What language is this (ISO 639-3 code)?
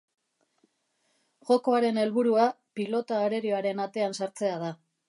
eus